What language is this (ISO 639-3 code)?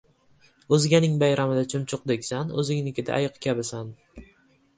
uzb